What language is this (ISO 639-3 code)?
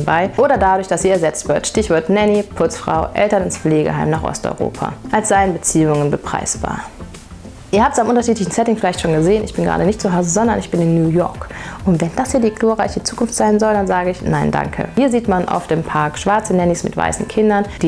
deu